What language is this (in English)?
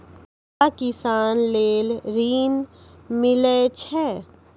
Maithili